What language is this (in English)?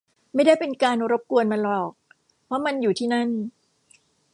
Thai